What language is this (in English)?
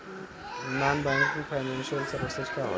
Bhojpuri